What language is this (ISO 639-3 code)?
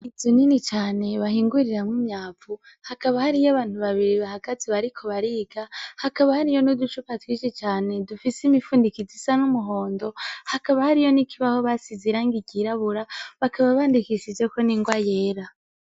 run